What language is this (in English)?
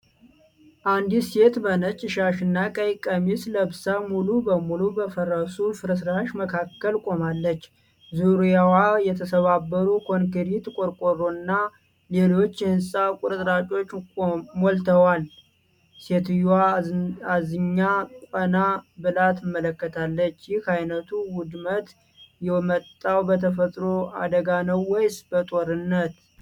Amharic